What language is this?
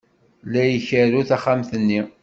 Kabyle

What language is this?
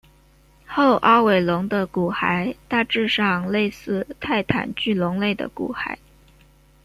Chinese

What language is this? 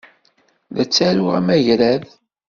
Kabyle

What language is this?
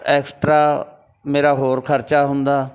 Punjabi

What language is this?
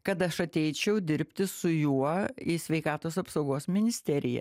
Lithuanian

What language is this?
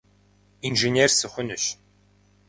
Kabardian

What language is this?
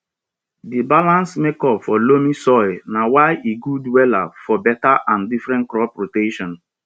Nigerian Pidgin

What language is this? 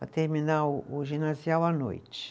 Portuguese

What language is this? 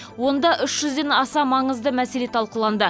Kazakh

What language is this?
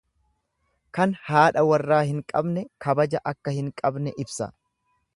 Oromo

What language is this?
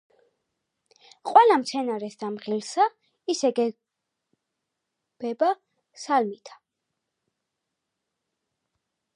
Georgian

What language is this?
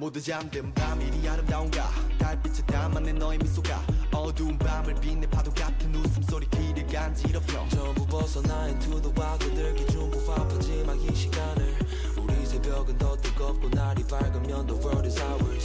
Korean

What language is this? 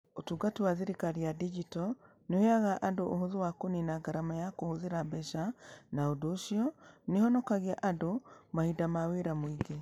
Kikuyu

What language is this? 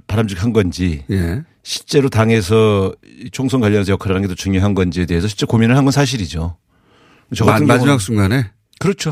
Korean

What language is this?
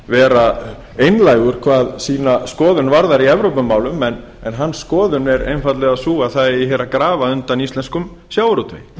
Icelandic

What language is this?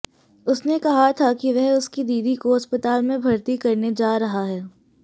Hindi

